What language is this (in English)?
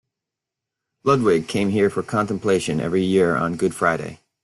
English